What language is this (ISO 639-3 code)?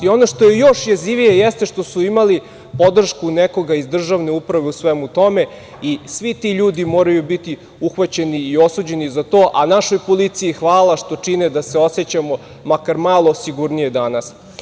srp